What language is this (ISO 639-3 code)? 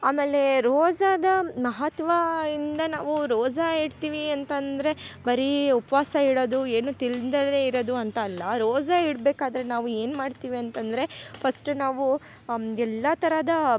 kan